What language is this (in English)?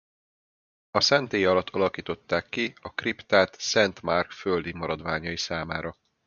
Hungarian